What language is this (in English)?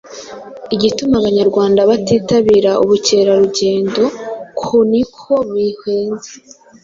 Kinyarwanda